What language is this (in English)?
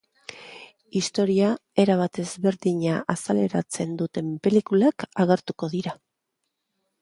Basque